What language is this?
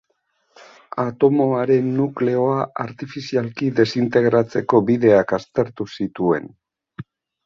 Basque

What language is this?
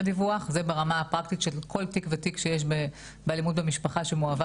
Hebrew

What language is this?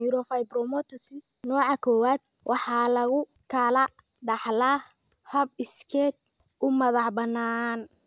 Somali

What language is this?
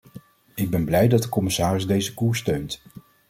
Dutch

